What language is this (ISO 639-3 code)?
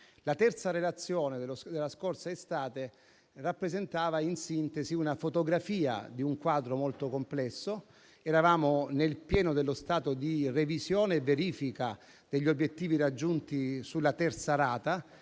ita